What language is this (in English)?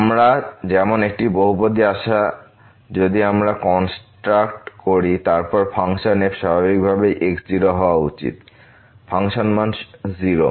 Bangla